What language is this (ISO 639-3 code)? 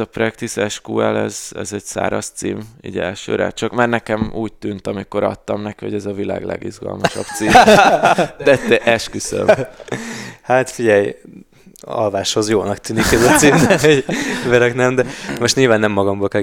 hun